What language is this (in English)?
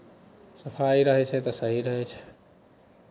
Maithili